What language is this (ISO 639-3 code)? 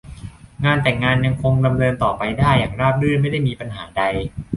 tha